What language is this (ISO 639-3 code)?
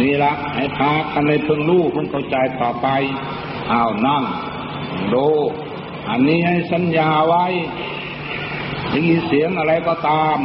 tha